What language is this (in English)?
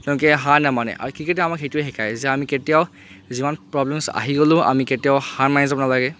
Assamese